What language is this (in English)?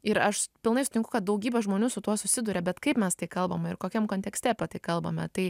Lithuanian